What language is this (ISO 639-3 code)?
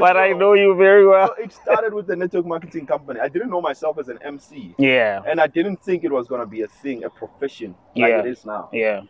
eng